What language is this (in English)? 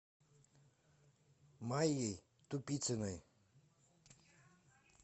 Russian